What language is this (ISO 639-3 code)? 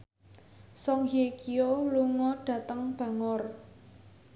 jav